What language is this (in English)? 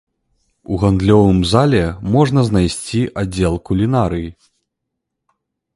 Belarusian